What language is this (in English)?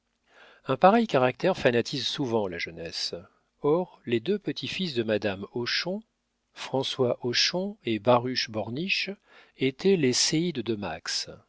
French